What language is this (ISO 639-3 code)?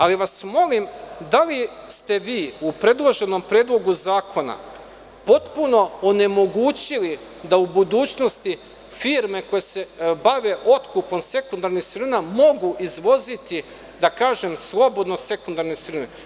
srp